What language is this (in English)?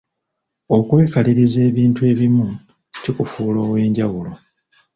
Ganda